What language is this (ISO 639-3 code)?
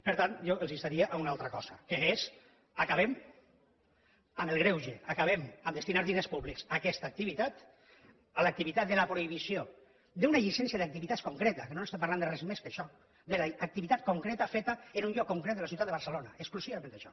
cat